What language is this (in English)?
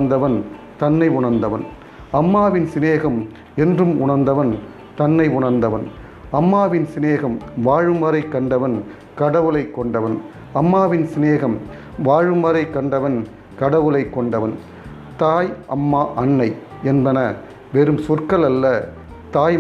Tamil